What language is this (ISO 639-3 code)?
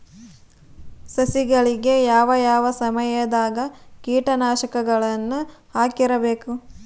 kan